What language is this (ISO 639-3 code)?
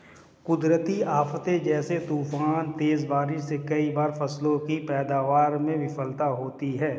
hin